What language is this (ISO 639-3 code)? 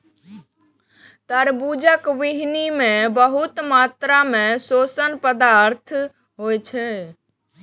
mai